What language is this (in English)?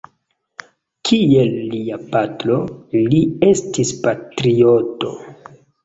Esperanto